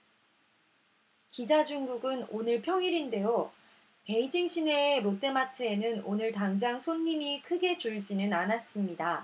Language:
Korean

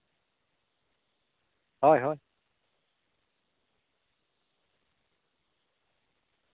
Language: Santali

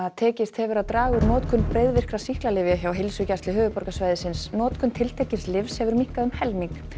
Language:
Icelandic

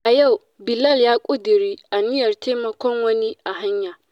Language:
Hausa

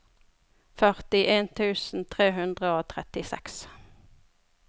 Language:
Norwegian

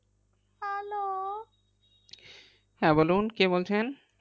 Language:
Bangla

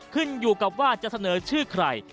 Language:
Thai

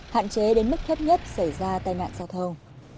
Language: Vietnamese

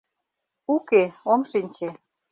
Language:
Mari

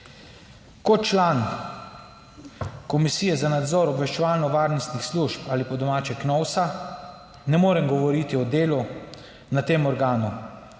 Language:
Slovenian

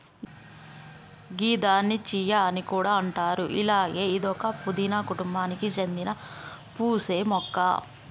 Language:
Telugu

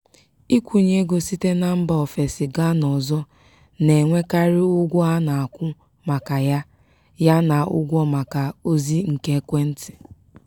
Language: Igbo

